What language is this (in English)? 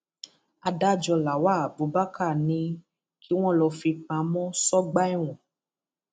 Yoruba